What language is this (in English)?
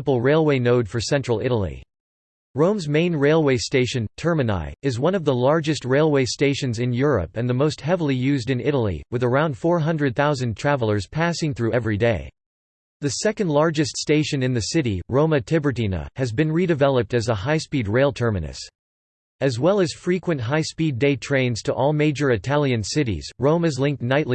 English